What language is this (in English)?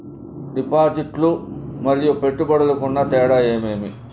Telugu